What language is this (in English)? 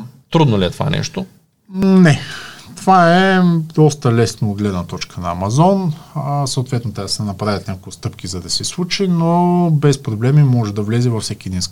Bulgarian